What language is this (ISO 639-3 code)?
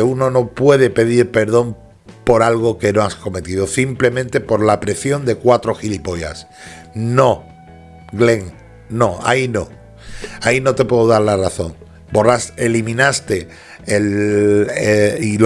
spa